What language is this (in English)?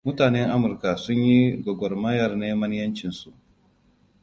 Hausa